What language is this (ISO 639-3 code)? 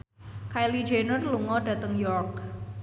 jav